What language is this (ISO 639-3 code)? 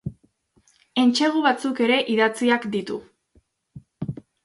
eus